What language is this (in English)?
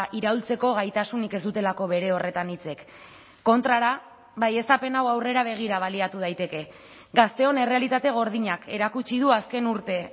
Basque